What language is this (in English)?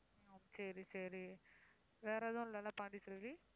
Tamil